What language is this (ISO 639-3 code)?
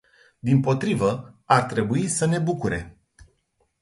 ron